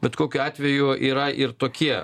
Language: Lithuanian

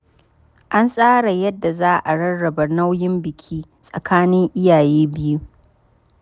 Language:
Hausa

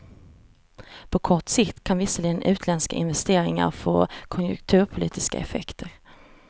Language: Swedish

